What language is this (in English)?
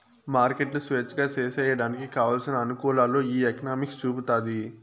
Telugu